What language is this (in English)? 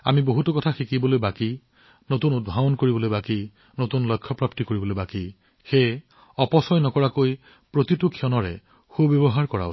Assamese